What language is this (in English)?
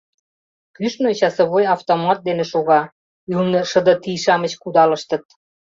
Mari